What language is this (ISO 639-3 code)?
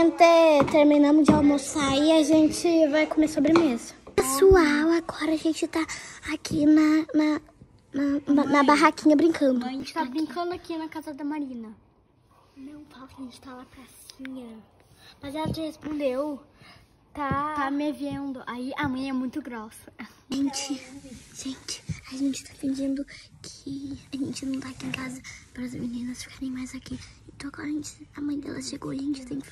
por